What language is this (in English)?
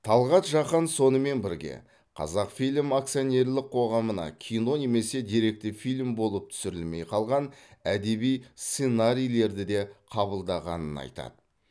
Kazakh